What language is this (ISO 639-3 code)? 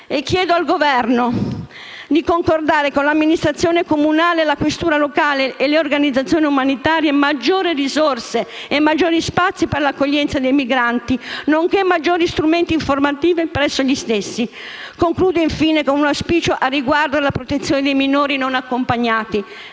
ita